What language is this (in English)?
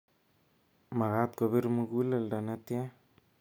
Kalenjin